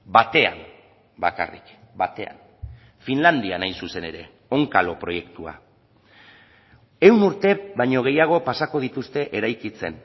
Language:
Basque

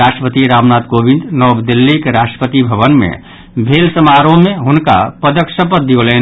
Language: Maithili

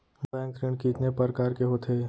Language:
Chhattisgarhi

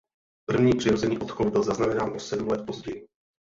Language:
Czech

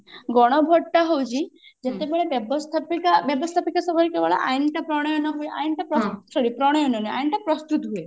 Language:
Odia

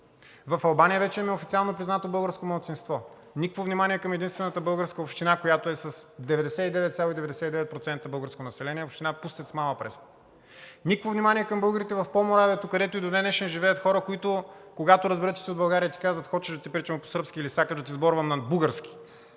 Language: Bulgarian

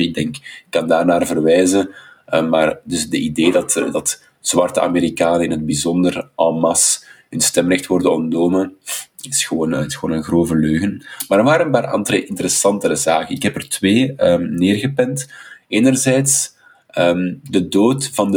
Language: Dutch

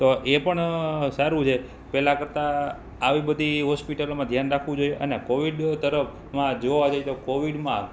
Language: Gujarati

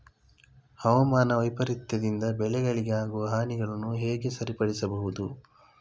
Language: Kannada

